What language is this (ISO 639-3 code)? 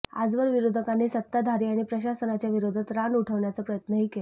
mar